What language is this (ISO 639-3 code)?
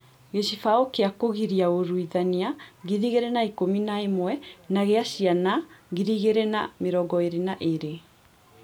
kik